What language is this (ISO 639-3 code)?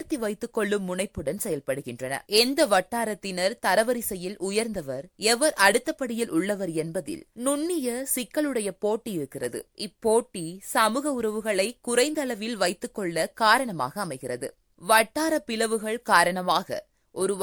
tam